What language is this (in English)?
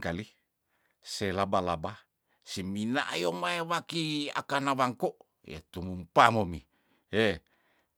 Tondano